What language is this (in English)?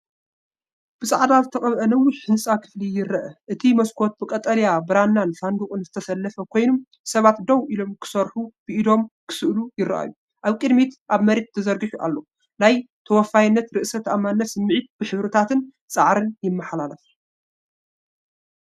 Tigrinya